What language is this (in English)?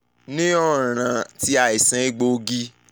Yoruba